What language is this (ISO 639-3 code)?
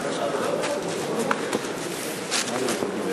heb